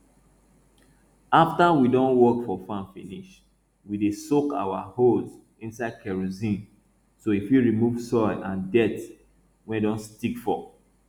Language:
Nigerian Pidgin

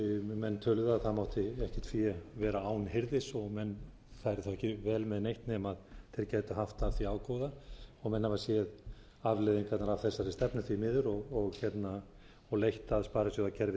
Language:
Icelandic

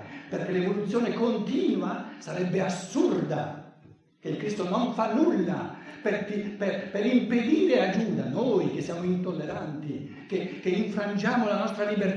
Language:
Italian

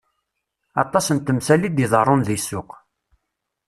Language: Kabyle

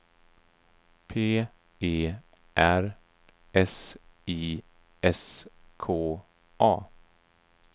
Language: Swedish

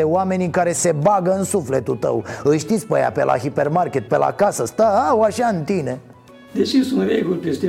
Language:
Romanian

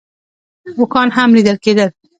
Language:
Pashto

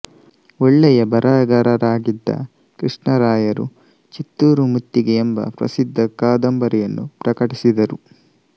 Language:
Kannada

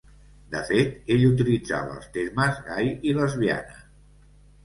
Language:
Catalan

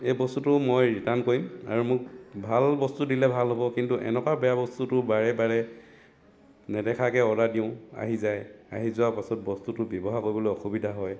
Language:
Assamese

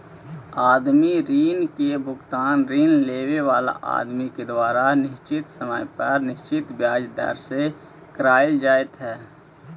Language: Magahi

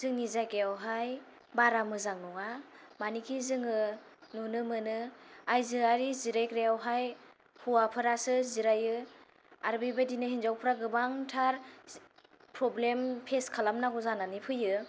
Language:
Bodo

